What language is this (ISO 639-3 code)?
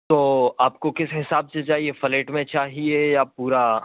urd